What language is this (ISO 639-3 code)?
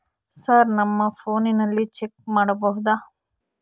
kan